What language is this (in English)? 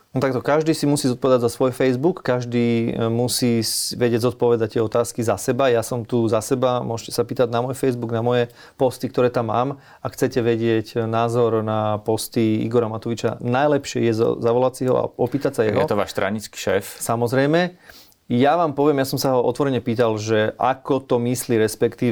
Slovak